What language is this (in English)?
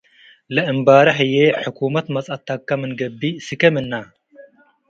Tigre